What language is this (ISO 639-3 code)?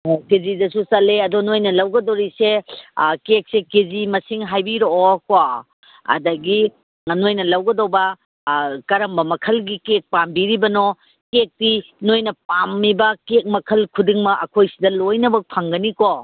mni